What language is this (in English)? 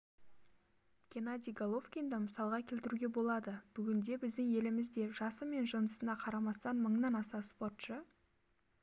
Kazakh